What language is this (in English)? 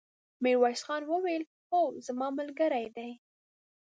Pashto